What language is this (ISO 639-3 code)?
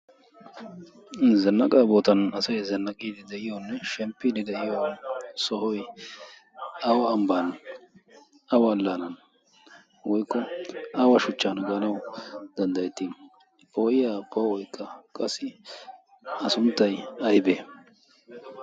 wal